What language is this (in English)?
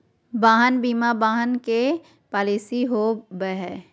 Magahi